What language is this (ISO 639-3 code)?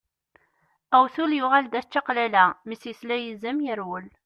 kab